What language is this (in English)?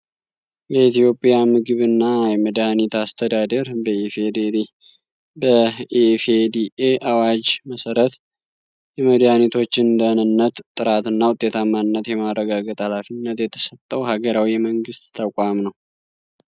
Amharic